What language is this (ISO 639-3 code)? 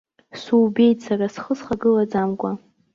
abk